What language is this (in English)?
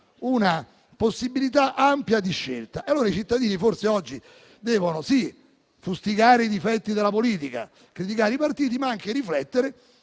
Italian